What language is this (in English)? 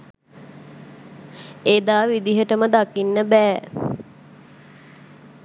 Sinhala